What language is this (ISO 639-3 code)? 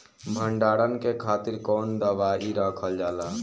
bho